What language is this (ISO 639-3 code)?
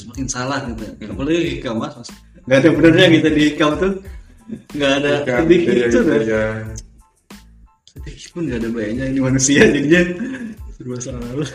ind